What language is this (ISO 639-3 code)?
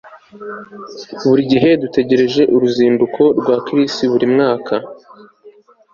kin